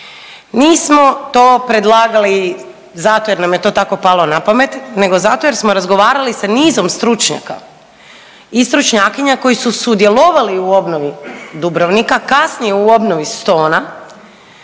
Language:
Croatian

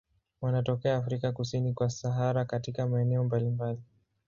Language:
Swahili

